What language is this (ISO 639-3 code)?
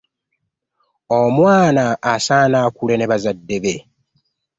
lug